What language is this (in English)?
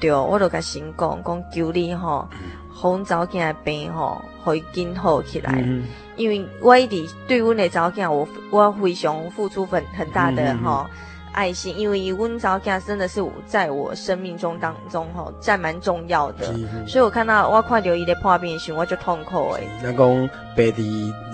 Chinese